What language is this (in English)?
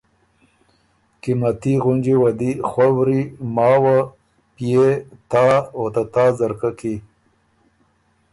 Ormuri